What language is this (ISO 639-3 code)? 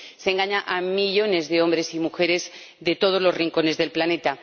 spa